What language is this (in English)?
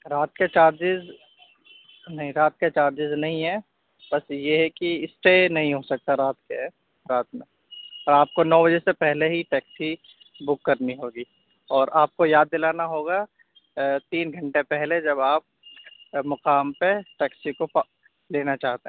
Urdu